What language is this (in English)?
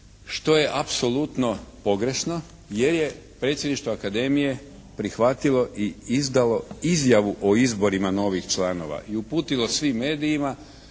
Croatian